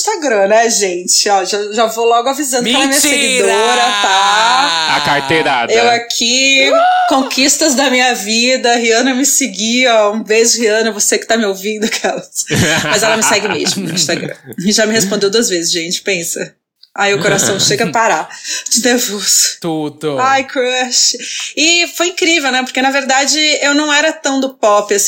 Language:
Portuguese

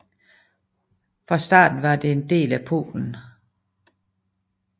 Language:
Danish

